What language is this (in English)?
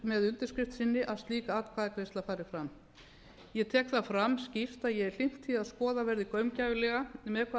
Icelandic